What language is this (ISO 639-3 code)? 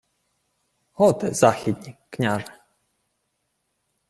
ukr